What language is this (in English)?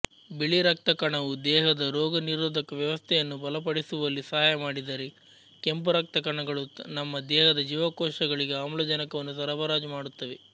Kannada